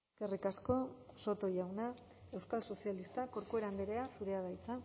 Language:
Basque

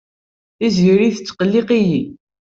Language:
Kabyle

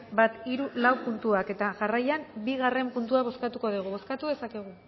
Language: Basque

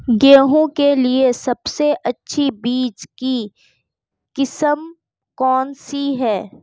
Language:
Hindi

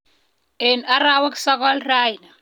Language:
Kalenjin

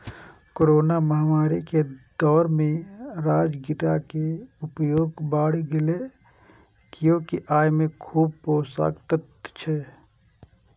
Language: Maithili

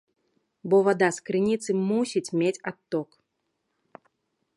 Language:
Belarusian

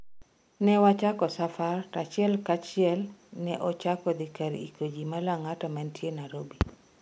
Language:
Luo (Kenya and Tanzania)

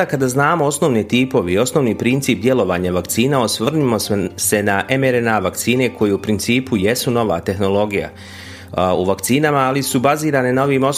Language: Croatian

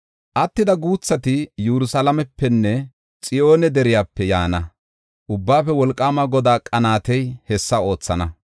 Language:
Gofa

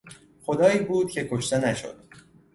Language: Persian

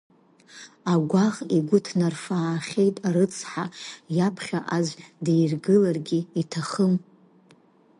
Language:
Abkhazian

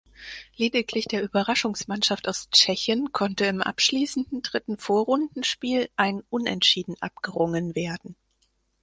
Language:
German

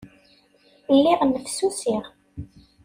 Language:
Kabyle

